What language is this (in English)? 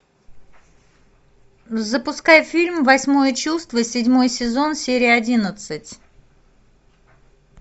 Russian